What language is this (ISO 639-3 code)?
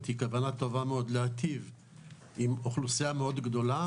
heb